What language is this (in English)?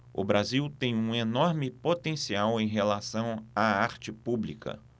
Portuguese